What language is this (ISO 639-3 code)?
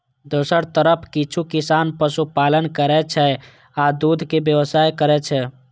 mai